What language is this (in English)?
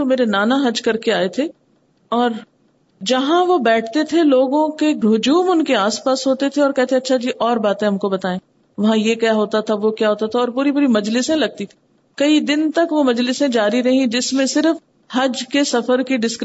Urdu